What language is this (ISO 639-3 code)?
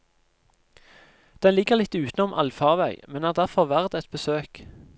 nor